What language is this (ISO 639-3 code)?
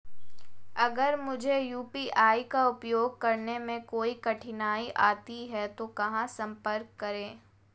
hin